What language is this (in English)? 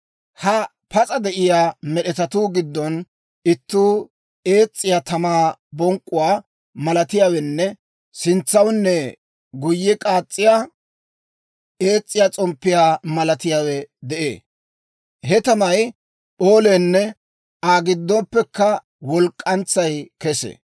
Dawro